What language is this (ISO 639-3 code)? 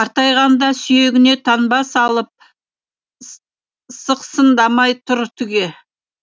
kaz